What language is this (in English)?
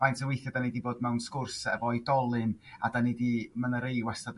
Welsh